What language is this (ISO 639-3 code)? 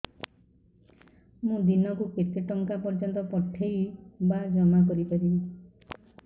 ori